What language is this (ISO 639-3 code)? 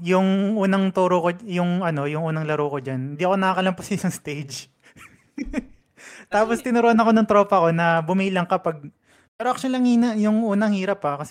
fil